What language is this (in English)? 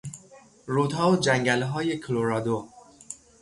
Persian